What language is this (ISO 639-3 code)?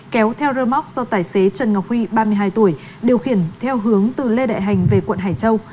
vie